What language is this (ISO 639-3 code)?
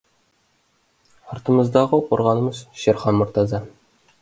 kaz